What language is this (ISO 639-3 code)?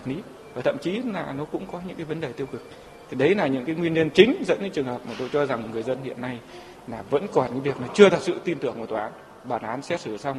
vie